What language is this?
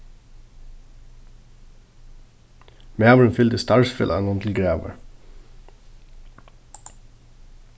Faroese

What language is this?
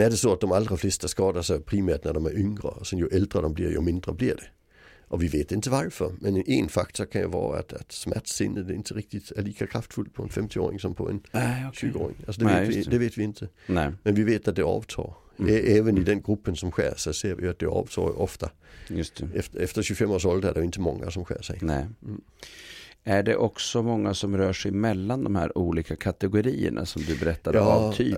Swedish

